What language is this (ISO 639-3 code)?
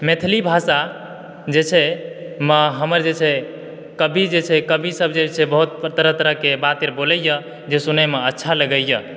mai